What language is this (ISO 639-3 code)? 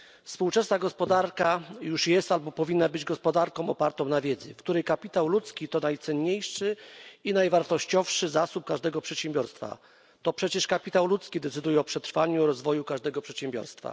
pol